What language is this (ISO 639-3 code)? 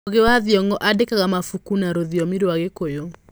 kik